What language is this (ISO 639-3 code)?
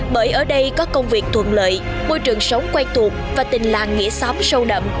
vie